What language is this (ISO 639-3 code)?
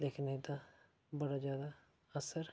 doi